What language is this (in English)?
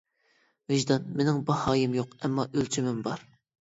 Uyghur